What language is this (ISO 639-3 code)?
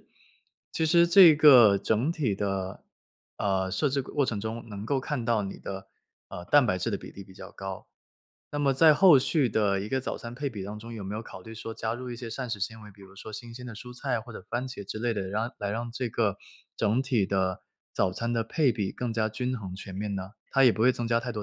zho